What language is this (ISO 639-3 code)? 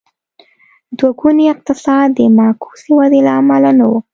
pus